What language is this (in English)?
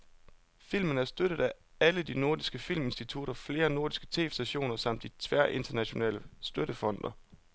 Danish